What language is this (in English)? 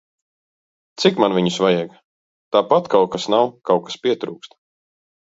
Latvian